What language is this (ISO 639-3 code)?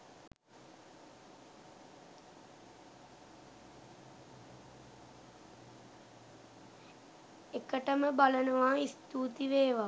sin